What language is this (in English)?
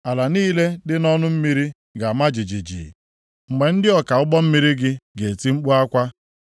Igbo